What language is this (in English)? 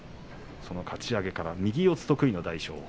Japanese